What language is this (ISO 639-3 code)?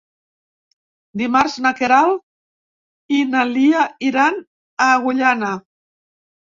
cat